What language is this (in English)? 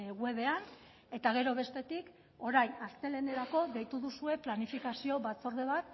Basque